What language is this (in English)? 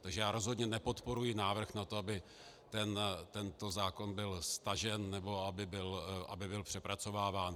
Czech